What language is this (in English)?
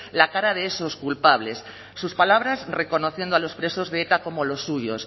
Spanish